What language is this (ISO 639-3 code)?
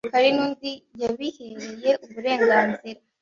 kin